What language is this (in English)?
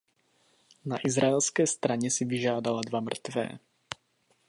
Czech